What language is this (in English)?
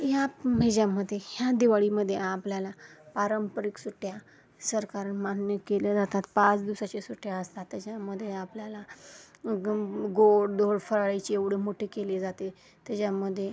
Marathi